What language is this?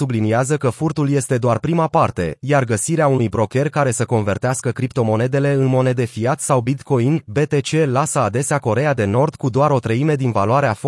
Romanian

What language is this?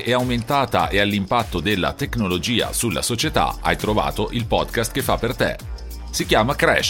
Italian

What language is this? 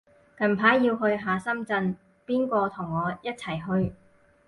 Cantonese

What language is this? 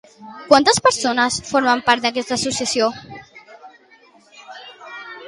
Catalan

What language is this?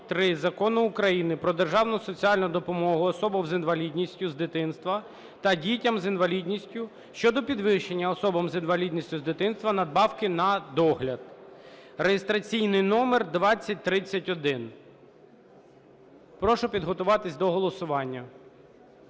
Ukrainian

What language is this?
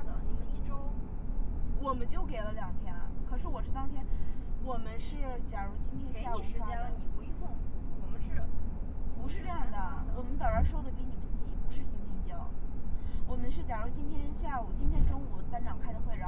Chinese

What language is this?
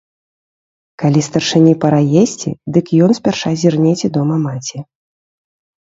Belarusian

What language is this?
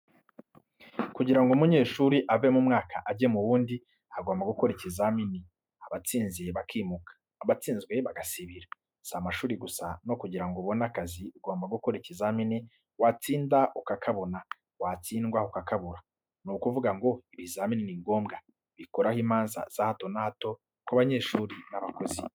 Kinyarwanda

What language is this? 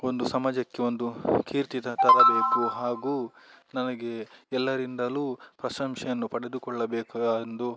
Kannada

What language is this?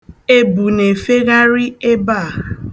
Igbo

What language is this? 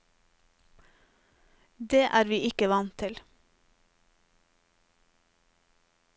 Norwegian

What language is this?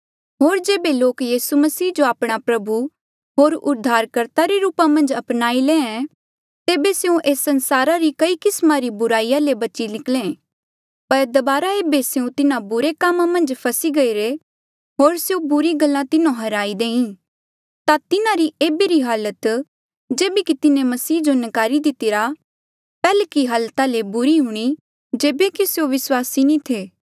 Mandeali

